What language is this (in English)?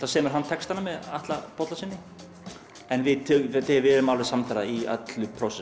Icelandic